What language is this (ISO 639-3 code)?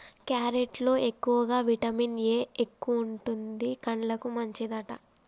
tel